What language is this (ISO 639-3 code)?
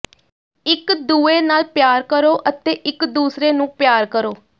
pan